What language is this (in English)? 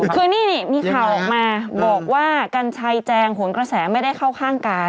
Thai